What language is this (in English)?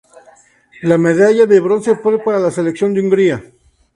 Spanish